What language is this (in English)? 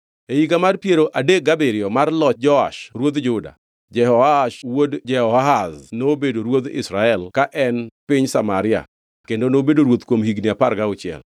Luo (Kenya and Tanzania)